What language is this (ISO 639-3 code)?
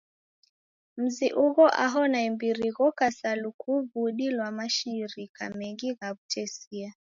dav